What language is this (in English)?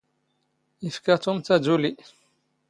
Standard Moroccan Tamazight